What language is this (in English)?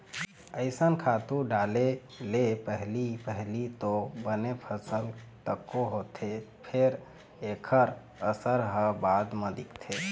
Chhattisgarhi